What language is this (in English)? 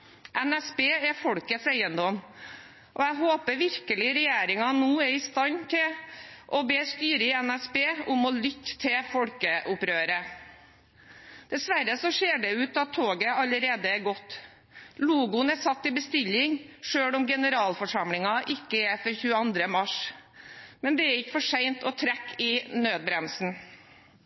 Norwegian Bokmål